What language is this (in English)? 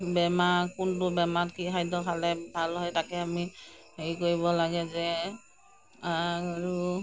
Assamese